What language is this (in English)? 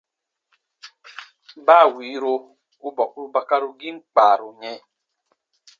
Baatonum